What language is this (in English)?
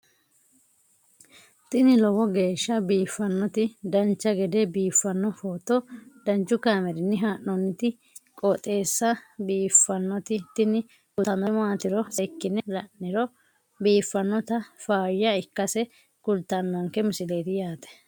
Sidamo